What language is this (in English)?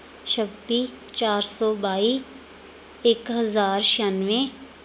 Punjabi